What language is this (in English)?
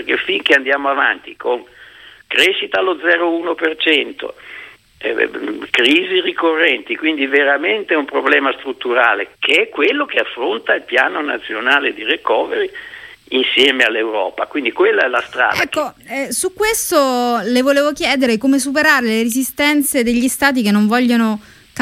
Italian